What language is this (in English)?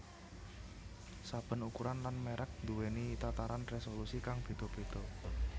Javanese